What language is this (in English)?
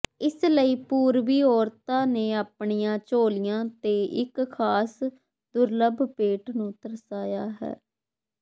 Punjabi